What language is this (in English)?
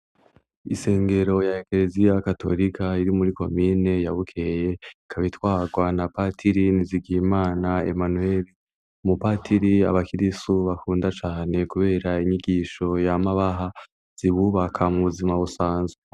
Rundi